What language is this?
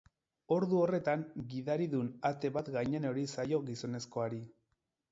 Basque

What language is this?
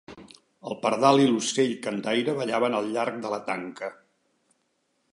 Catalan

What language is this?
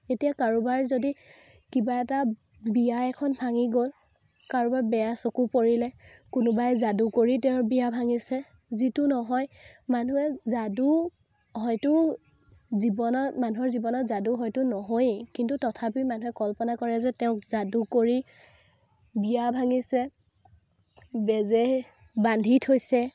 Assamese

